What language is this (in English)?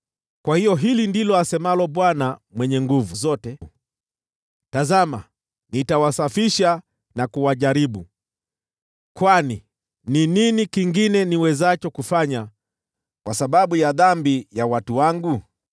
Swahili